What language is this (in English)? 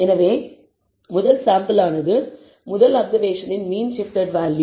Tamil